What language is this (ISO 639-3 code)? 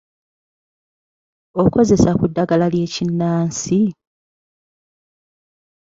lug